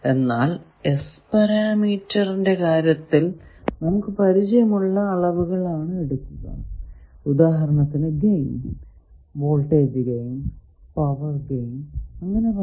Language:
Malayalam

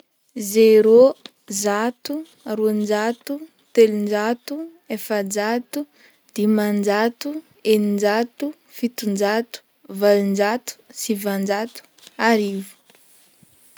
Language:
Northern Betsimisaraka Malagasy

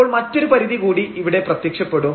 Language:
Malayalam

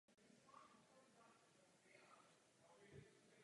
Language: Czech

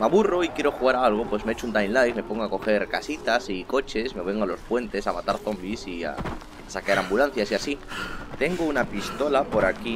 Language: Spanish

